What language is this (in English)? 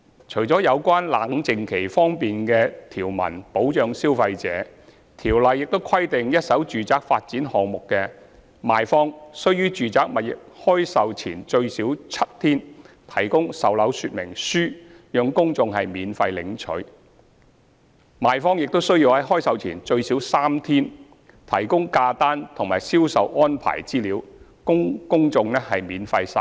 Cantonese